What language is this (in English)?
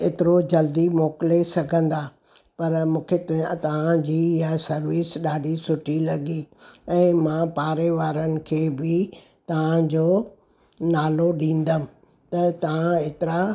Sindhi